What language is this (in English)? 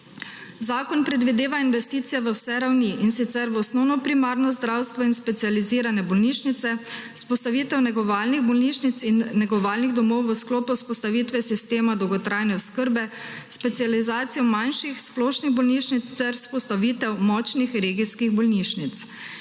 Slovenian